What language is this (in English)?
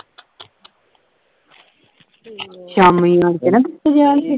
Punjabi